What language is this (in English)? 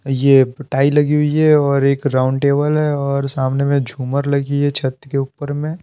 Hindi